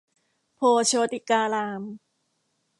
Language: Thai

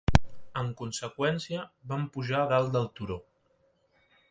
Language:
Catalan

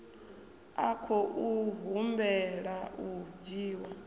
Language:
Venda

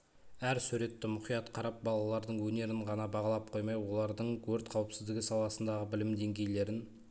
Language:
Kazakh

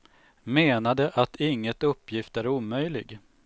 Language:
Swedish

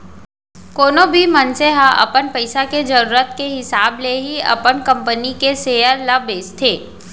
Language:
Chhattisgarhi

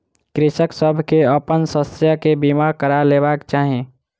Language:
Maithili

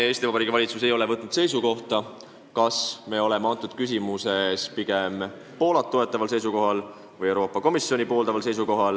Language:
Estonian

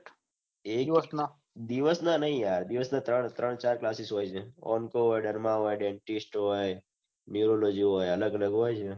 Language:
Gujarati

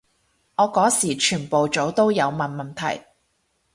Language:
Cantonese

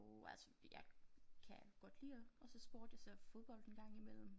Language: Danish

